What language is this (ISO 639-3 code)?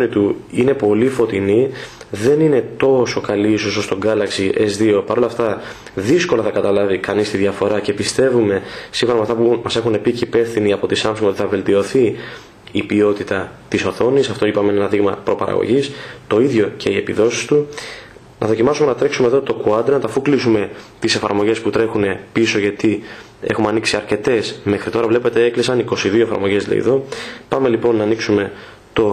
ell